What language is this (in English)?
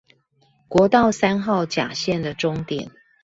Chinese